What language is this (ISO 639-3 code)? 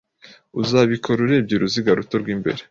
kin